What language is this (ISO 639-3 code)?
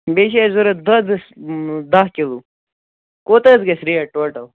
kas